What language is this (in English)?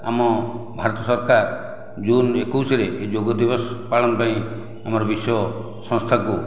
Odia